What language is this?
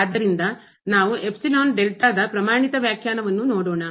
Kannada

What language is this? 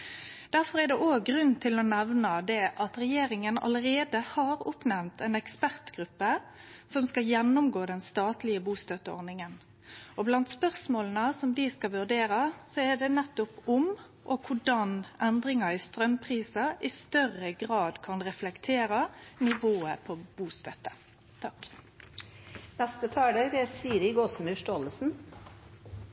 Norwegian Nynorsk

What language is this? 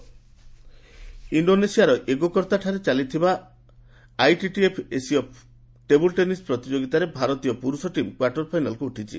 Odia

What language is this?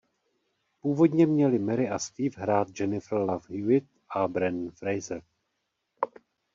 Czech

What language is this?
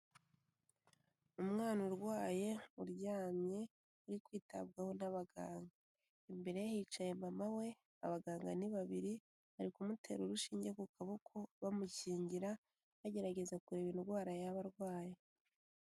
Kinyarwanda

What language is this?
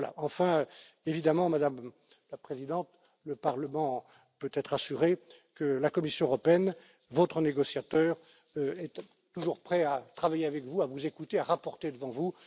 French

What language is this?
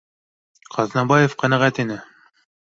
Bashkir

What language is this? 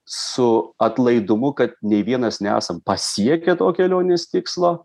Lithuanian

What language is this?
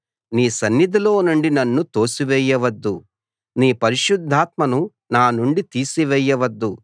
Telugu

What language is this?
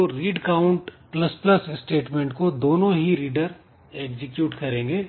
Hindi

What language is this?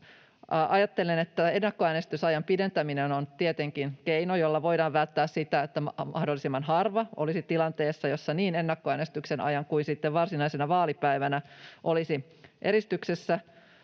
Finnish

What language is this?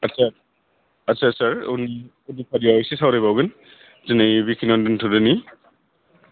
Bodo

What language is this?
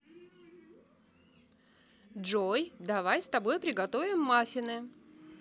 Russian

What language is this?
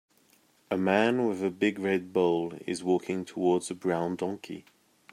English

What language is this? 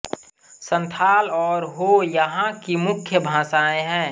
Hindi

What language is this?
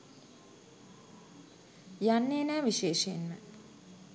Sinhala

